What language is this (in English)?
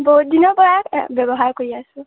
Assamese